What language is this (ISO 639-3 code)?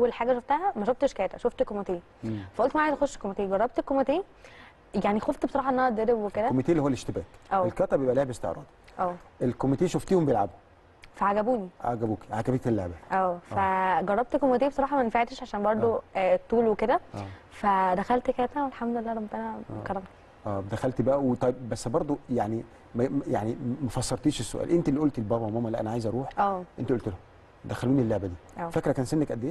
ara